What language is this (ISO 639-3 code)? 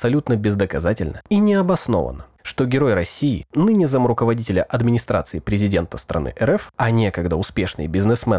rus